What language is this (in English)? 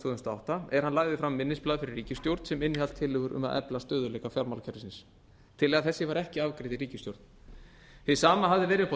Icelandic